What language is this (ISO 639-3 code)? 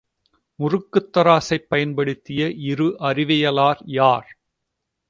tam